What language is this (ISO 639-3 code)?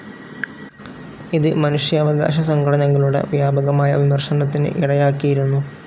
mal